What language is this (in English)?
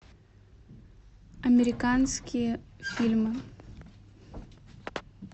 Russian